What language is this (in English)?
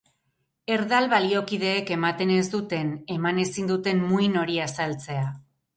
Basque